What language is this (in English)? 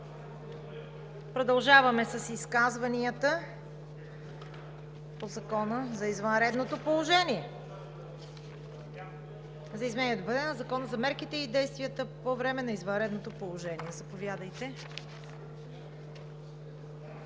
Bulgarian